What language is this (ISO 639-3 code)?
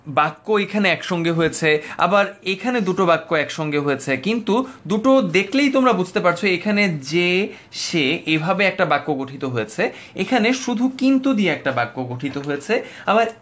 ben